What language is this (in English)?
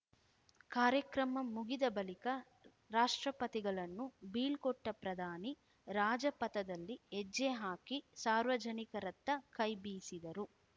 Kannada